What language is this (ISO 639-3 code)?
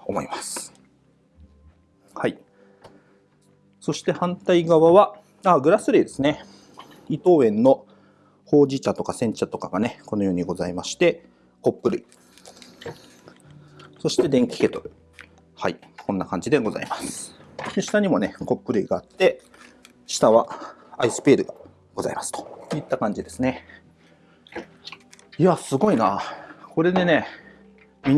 jpn